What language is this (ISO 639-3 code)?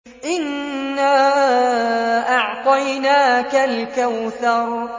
ara